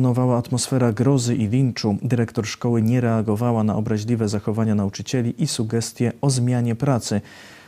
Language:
Polish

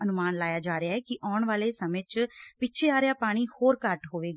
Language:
Punjabi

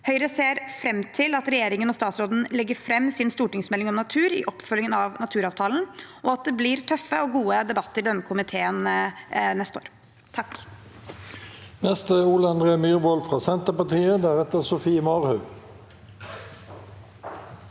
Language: Norwegian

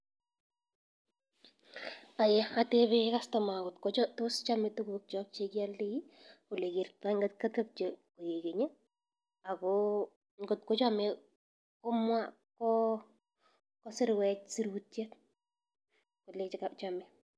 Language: Kalenjin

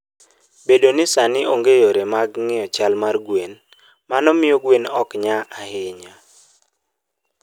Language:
Luo (Kenya and Tanzania)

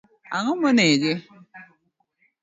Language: Luo (Kenya and Tanzania)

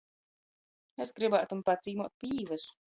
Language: Latgalian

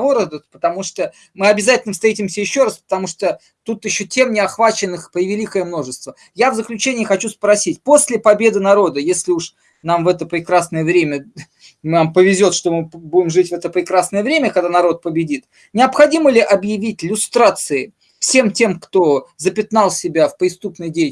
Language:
Russian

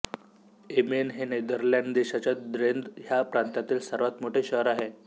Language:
Marathi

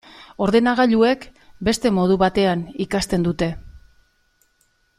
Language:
Basque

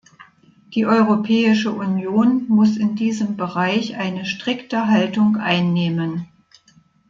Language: German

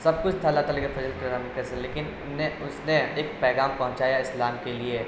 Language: Urdu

